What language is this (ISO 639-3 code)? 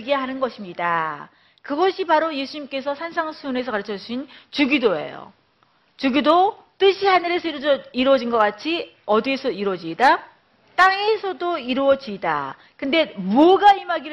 kor